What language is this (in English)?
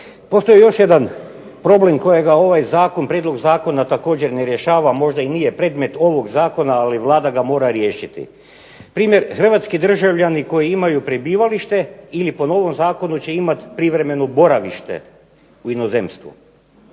Croatian